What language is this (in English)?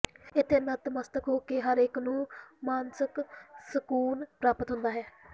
Punjabi